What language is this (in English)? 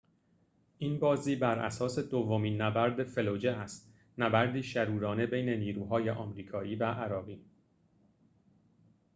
Persian